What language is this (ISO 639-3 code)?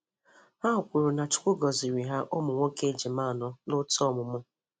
ibo